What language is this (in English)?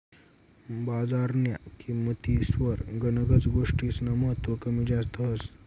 Marathi